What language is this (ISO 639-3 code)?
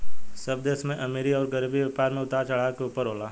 bho